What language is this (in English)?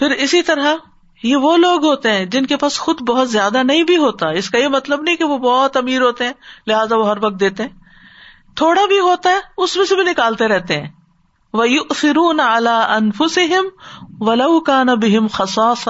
Urdu